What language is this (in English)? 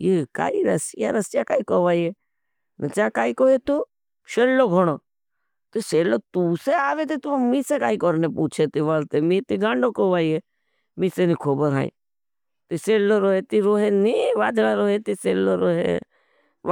Bhili